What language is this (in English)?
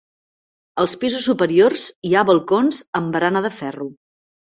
Catalan